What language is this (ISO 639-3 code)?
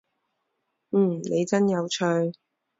zho